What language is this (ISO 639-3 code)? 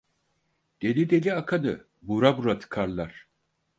tur